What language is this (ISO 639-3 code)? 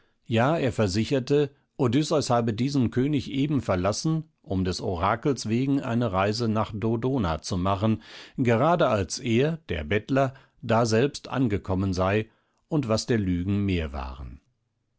deu